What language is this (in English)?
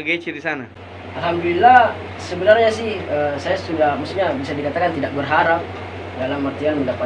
Indonesian